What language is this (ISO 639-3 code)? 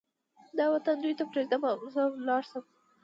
pus